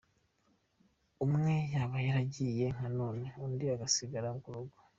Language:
Kinyarwanda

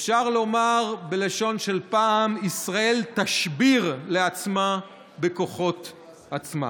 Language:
Hebrew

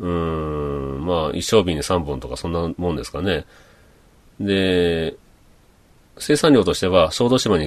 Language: Japanese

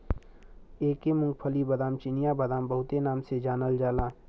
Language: Bhojpuri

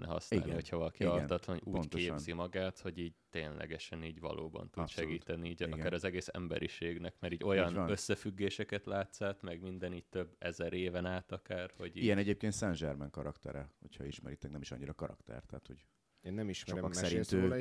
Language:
Hungarian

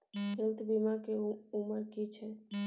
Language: Maithili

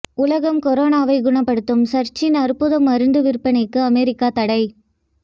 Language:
Tamil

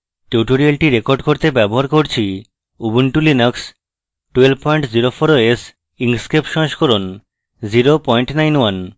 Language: Bangla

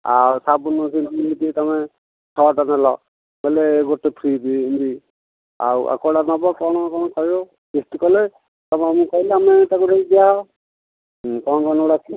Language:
Odia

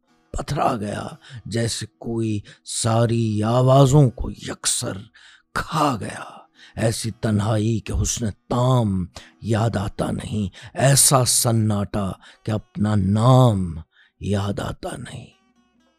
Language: Urdu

